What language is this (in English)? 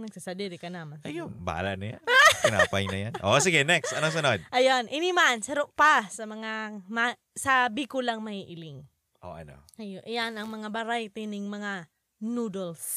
Filipino